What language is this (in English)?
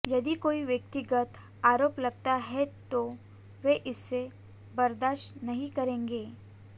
Hindi